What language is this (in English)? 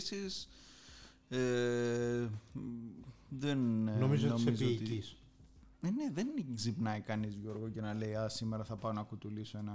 Greek